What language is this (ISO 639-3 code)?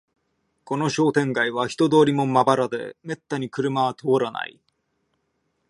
jpn